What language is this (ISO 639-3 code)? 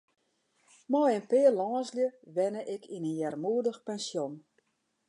fry